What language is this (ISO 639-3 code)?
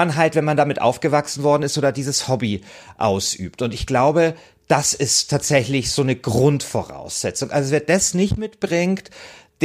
deu